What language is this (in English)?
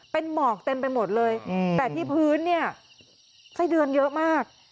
Thai